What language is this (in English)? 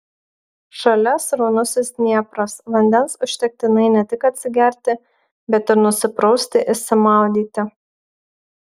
Lithuanian